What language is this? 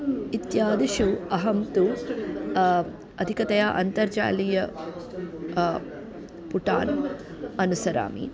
Sanskrit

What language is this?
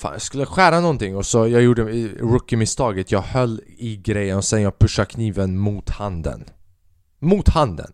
Swedish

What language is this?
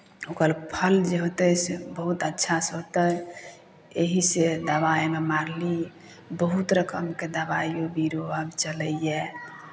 Maithili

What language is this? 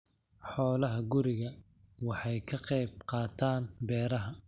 Somali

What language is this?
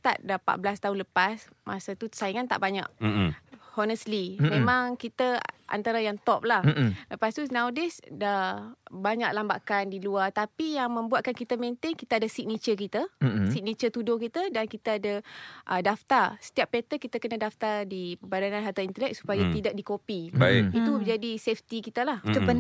Malay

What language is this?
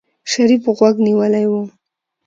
Pashto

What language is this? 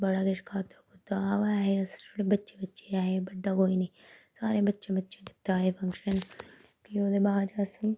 Dogri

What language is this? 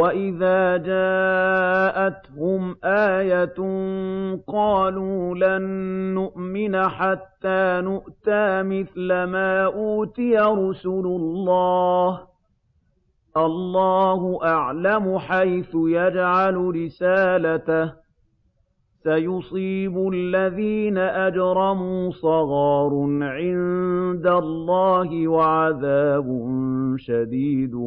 Arabic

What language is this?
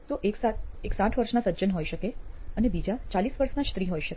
Gujarati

